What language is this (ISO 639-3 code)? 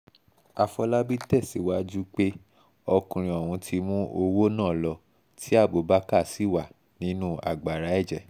yor